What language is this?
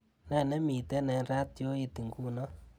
Kalenjin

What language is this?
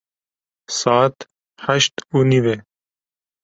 Kurdish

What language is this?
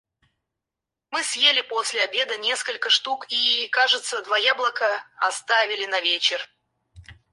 Russian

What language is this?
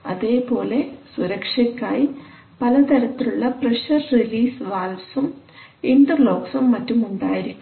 Malayalam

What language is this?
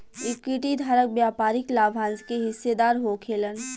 Bhojpuri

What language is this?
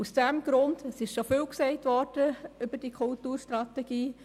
Swiss German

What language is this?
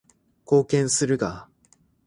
Japanese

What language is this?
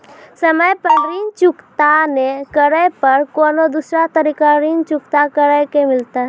Maithili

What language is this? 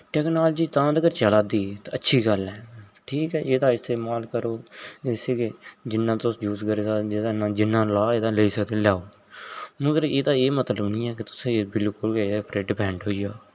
Dogri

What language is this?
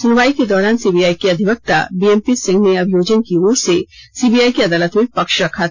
Hindi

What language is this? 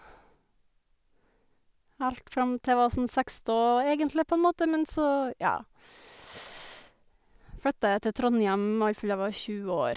Norwegian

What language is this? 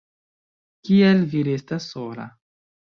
Esperanto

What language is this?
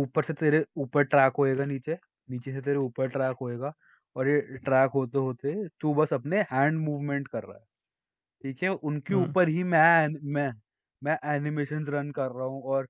Hindi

